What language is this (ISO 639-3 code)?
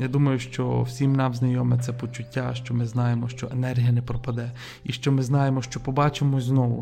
ukr